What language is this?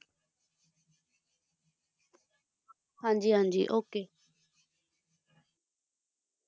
Punjabi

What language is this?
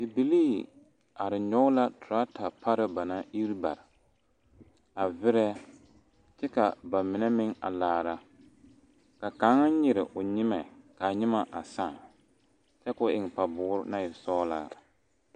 Southern Dagaare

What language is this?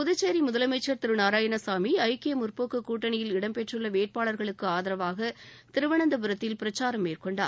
Tamil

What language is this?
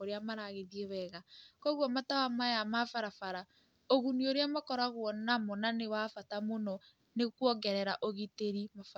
Kikuyu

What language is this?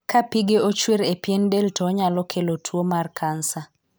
Luo (Kenya and Tanzania)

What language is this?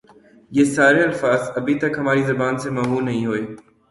Urdu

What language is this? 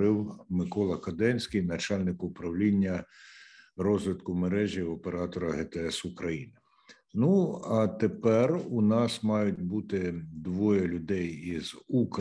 Ukrainian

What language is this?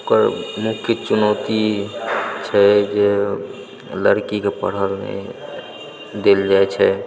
Maithili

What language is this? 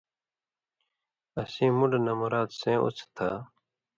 Indus Kohistani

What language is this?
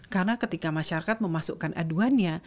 Indonesian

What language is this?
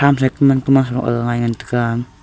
Wancho Naga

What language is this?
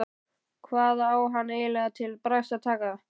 Icelandic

